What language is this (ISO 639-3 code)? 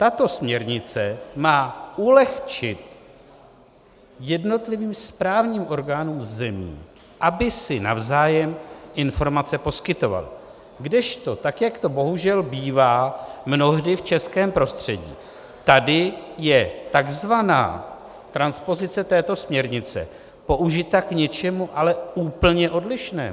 ces